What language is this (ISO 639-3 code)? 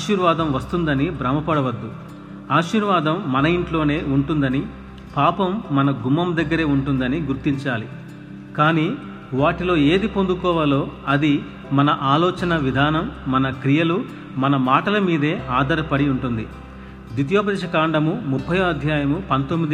tel